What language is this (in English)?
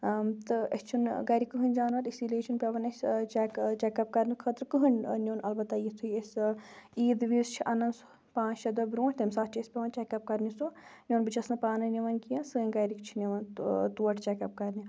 Kashmiri